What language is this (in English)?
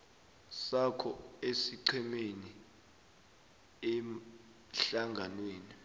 South Ndebele